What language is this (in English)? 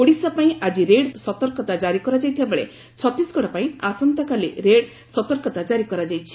Odia